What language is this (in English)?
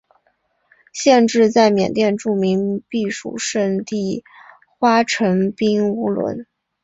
Chinese